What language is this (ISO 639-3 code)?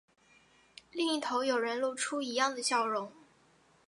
zho